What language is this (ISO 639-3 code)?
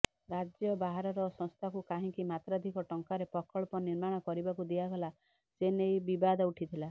ori